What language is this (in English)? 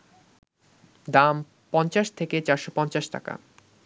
Bangla